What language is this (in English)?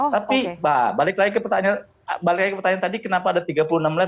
Indonesian